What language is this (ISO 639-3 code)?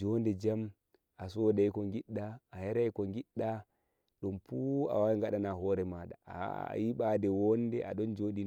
fuv